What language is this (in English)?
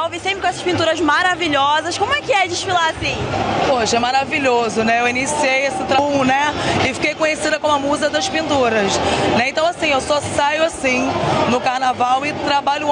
Portuguese